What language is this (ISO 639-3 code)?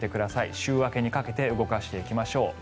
jpn